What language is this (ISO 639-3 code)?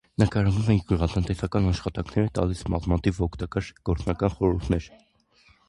hye